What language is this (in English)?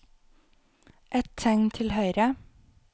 Norwegian